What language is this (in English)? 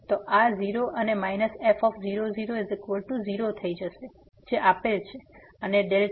Gujarati